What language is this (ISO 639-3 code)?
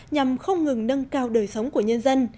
vie